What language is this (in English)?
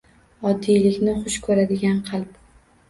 Uzbek